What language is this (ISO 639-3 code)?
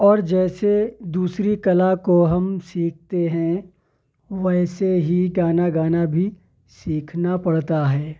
urd